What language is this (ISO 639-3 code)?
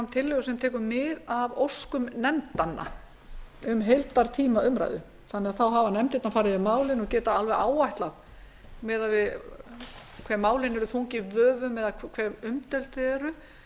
isl